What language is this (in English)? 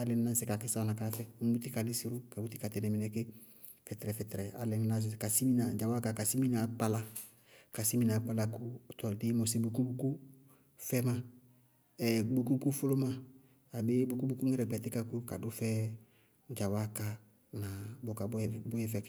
Bago-Kusuntu